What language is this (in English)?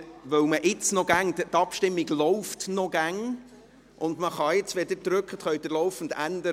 Swiss German